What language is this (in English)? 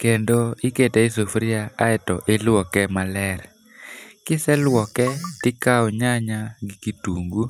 Luo (Kenya and Tanzania)